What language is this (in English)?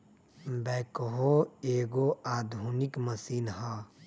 Magahi